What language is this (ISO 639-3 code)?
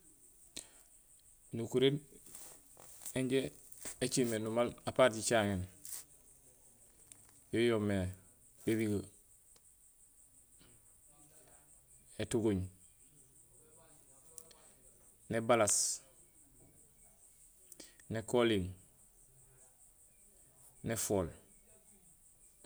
gsl